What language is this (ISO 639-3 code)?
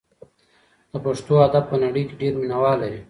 pus